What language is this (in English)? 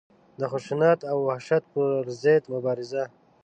Pashto